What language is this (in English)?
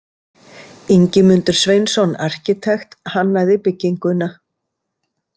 Icelandic